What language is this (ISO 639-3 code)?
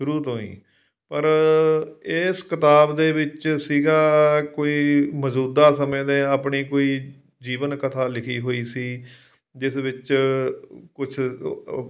pan